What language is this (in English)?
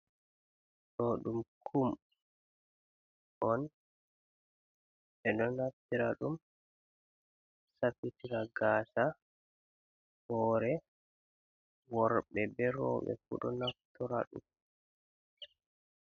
Fula